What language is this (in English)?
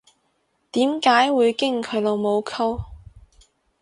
Cantonese